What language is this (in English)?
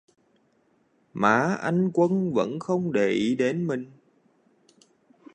Vietnamese